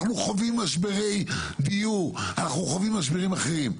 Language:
Hebrew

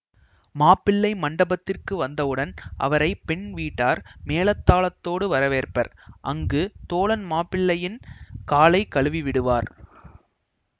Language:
Tamil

